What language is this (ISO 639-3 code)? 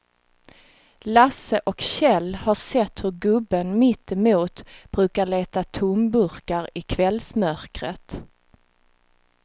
swe